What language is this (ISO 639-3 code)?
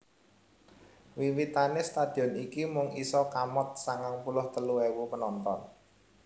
jav